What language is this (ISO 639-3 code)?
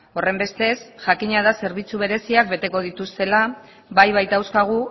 eus